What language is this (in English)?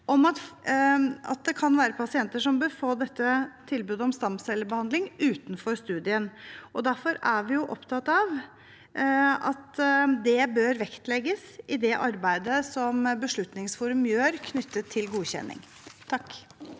Norwegian